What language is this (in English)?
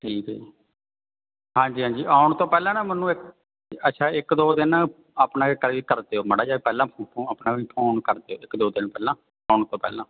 Punjabi